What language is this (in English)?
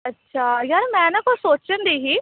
Punjabi